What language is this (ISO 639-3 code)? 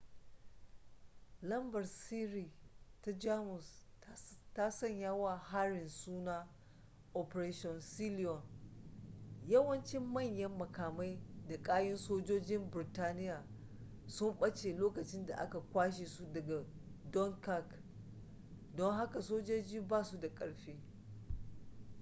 hau